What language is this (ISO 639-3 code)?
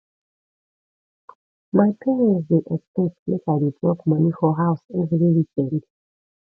pcm